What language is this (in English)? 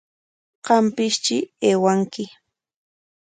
Corongo Ancash Quechua